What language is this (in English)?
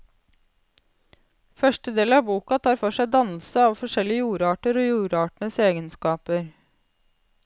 Norwegian